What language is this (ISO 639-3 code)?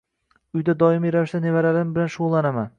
uzb